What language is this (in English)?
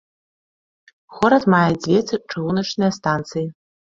Belarusian